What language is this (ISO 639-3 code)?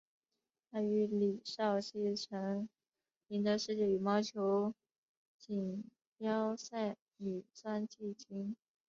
zho